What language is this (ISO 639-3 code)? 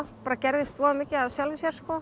isl